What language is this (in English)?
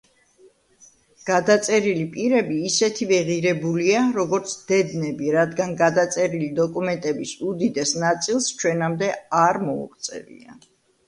Georgian